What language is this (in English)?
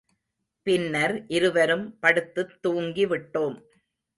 Tamil